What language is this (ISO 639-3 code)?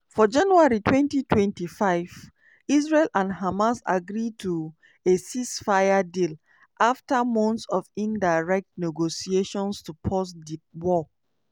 pcm